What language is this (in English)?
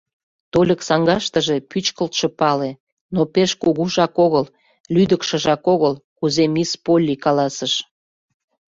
Mari